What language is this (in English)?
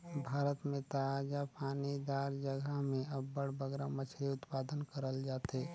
Chhattisgarhi